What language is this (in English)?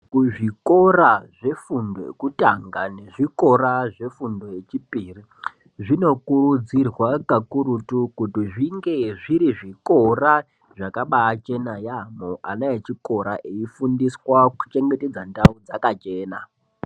Ndau